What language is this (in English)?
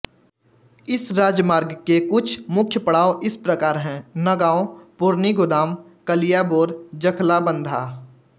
Hindi